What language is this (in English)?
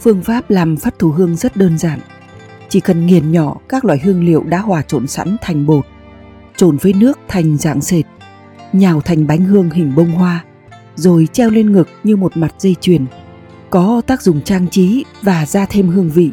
Vietnamese